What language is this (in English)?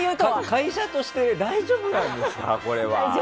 Japanese